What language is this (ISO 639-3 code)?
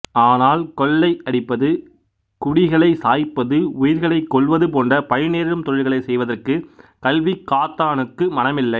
tam